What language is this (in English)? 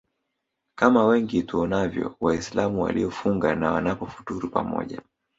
Swahili